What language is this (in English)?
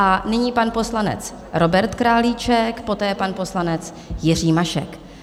Czech